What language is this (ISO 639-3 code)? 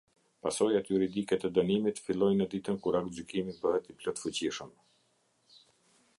sqi